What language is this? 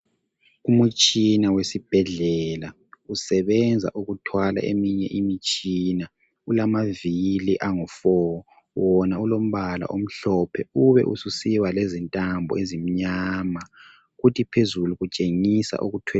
North Ndebele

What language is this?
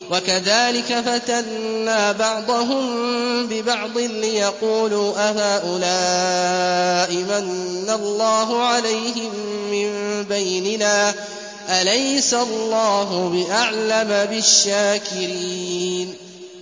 Arabic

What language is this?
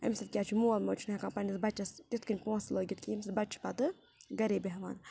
Kashmiri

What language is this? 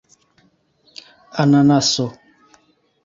Esperanto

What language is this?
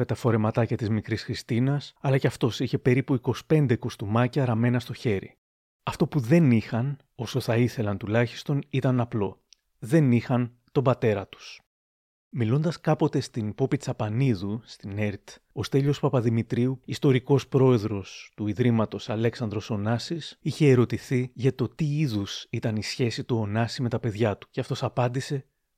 Greek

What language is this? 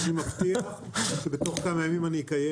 Hebrew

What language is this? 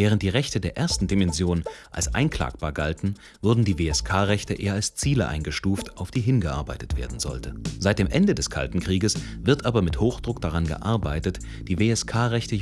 German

